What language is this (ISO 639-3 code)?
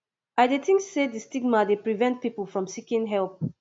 pcm